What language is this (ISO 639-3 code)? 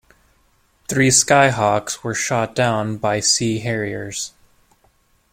eng